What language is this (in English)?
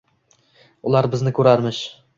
Uzbek